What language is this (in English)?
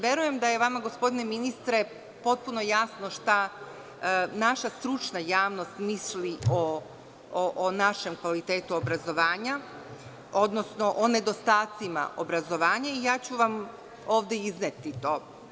Serbian